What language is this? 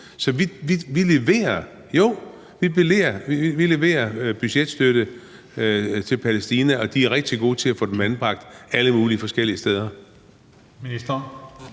Danish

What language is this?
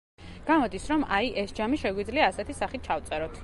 Georgian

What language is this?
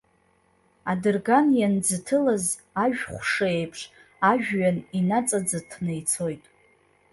Abkhazian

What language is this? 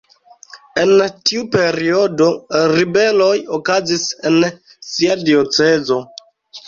Esperanto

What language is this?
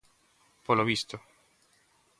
Galician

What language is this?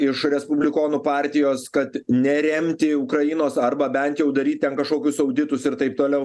Lithuanian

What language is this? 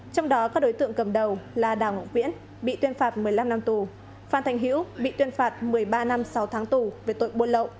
Vietnamese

